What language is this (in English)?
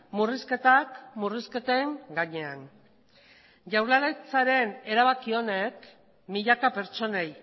Basque